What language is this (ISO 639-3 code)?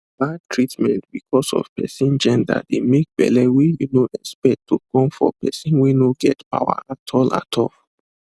pcm